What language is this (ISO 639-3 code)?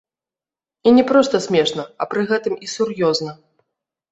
bel